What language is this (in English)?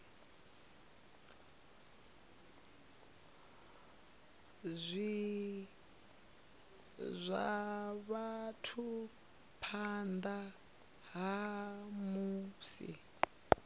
Venda